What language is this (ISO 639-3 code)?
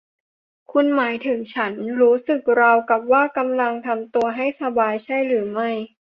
tha